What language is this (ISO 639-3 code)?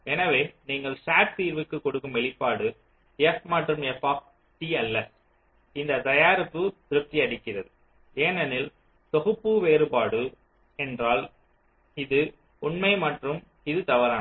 tam